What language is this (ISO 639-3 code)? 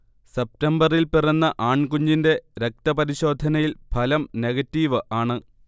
mal